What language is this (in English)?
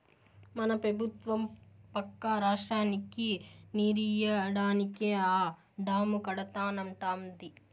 Telugu